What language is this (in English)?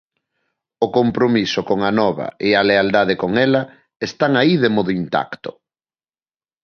Galician